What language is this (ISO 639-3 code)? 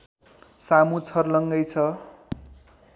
nep